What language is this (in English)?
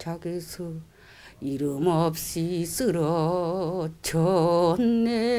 Korean